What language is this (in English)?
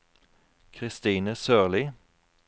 Norwegian